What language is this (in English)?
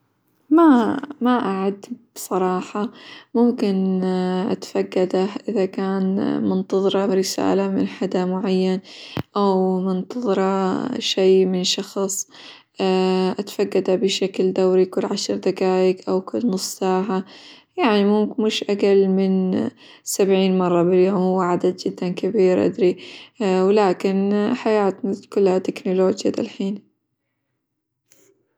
Hijazi Arabic